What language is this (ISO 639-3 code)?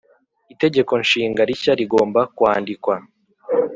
kin